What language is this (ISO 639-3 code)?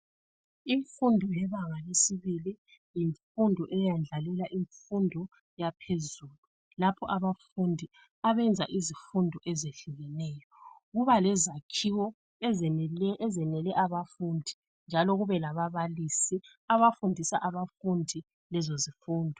nde